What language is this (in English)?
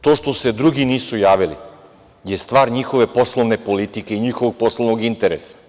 Serbian